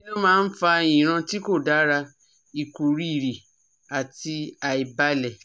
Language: Yoruba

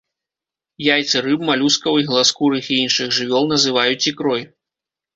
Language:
Belarusian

